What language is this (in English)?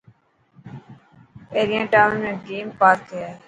Dhatki